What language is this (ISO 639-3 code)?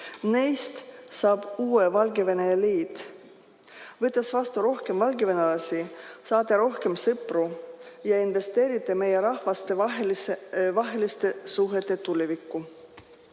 est